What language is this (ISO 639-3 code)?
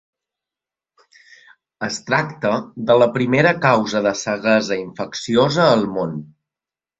cat